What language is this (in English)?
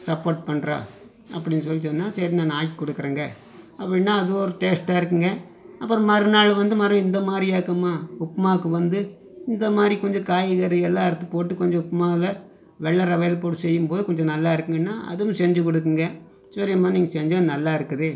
Tamil